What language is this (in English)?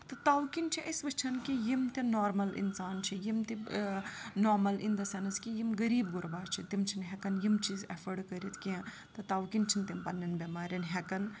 Kashmiri